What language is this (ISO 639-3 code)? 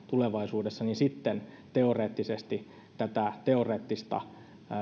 fin